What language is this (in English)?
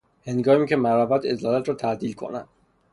Persian